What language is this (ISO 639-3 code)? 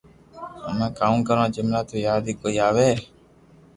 lrk